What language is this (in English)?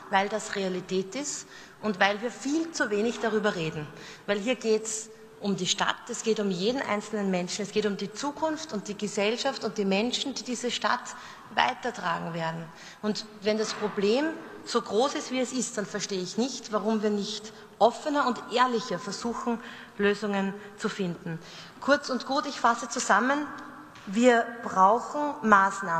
German